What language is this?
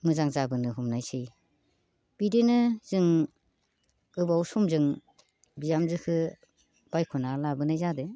Bodo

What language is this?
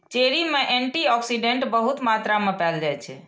Maithili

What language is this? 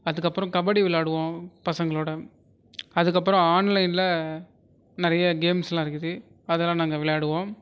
Tamil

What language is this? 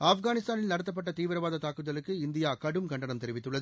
Tamil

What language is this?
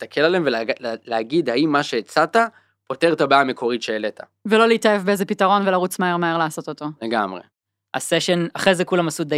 Hebrew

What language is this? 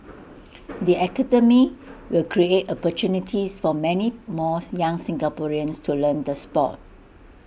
English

